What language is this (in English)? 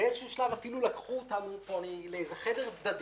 Hebrew